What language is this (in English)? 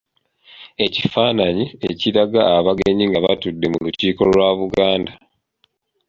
Ganda